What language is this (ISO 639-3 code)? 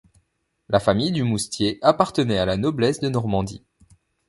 fra